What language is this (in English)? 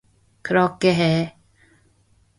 Korean